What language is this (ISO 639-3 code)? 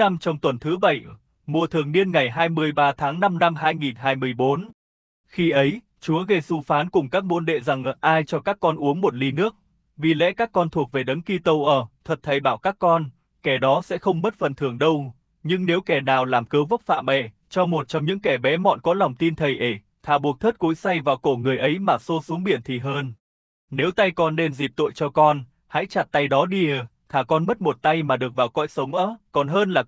vie